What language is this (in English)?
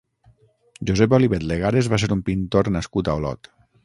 Catalan